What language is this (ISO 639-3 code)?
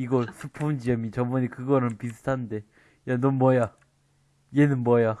kor